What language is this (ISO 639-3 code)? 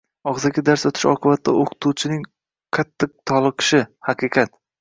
uzb